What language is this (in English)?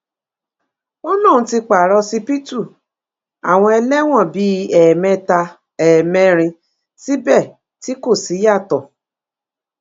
Yoruba